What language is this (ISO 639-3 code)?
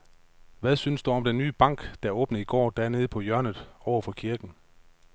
dan